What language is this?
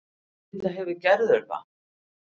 Icelandic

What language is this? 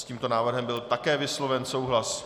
Czech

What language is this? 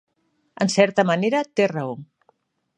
Catalan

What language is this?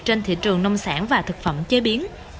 Vietnamese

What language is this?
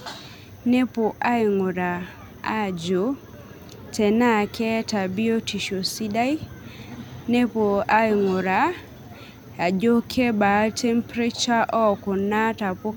Masai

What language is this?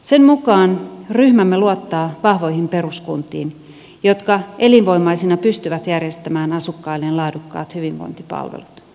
Finnish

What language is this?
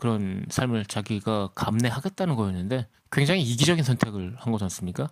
Korean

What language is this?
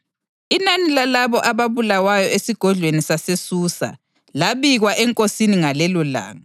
North Ndebele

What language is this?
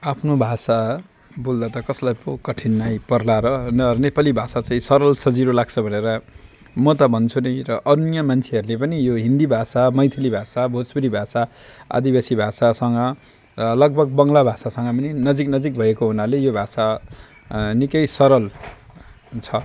Nepali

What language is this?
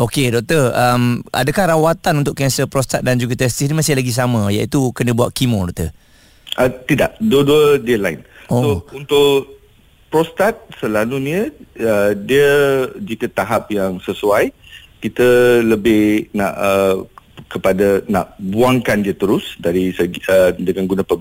Malay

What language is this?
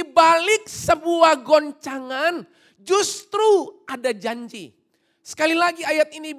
Indonesian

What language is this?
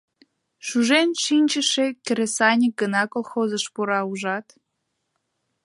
Mari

